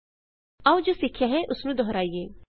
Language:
Punjabi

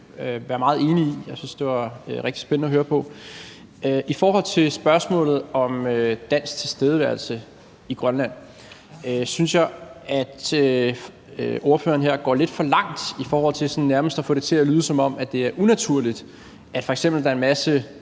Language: Danish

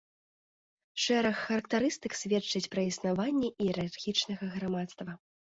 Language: Belarusian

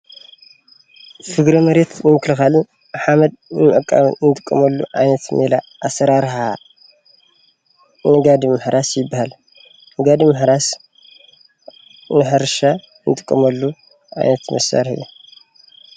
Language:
Tigrinya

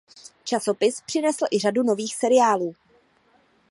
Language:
Czech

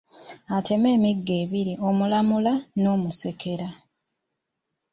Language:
Ganda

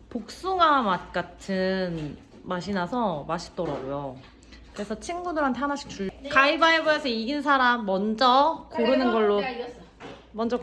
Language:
Korean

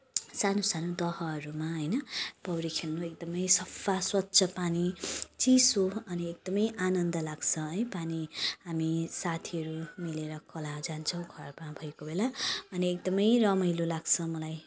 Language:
Nepali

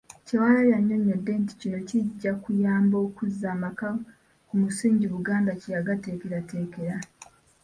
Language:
Ganda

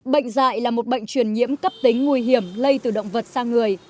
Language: Vietnamese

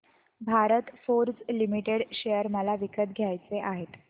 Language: Marathi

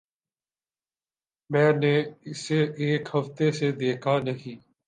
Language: Urdu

